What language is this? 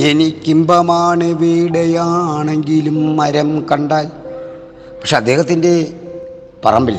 Malayalam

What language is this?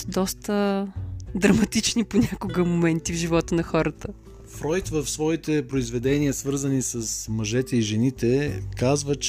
Bulgarian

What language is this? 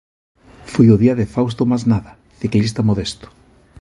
Galician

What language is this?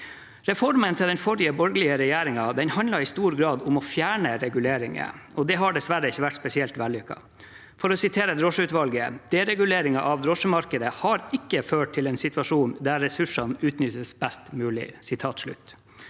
Norwegian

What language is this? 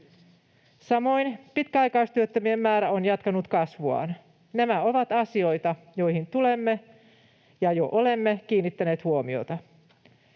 Finnish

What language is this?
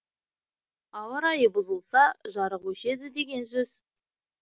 Kazakh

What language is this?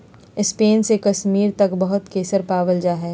Magahi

